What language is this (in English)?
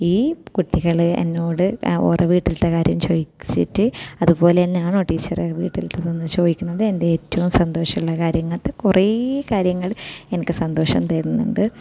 Malayalam